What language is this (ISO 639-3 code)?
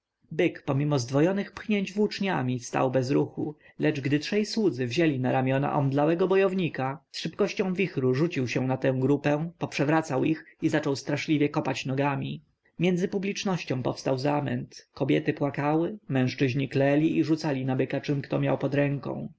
pol